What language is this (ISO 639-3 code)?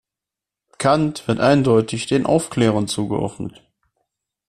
deu